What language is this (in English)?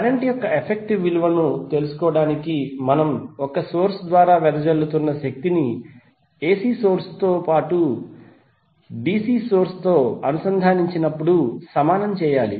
Telugu